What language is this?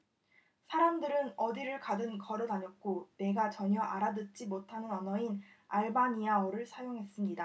Korean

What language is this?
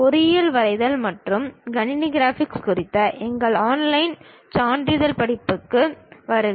Tamil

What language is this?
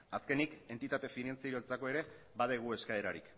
Basque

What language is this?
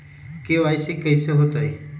Magahi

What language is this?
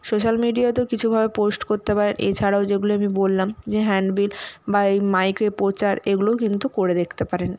Bangla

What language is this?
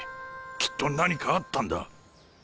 Japanese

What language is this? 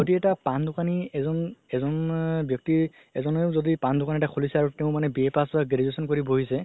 Assamese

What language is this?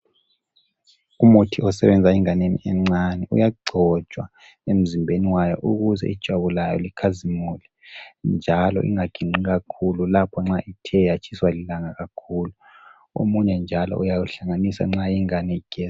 North Ndebele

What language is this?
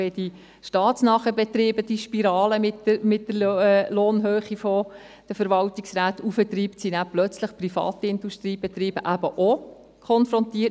Swiss German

